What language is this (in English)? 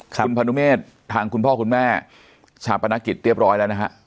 Thai